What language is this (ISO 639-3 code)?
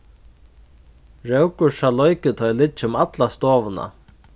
fao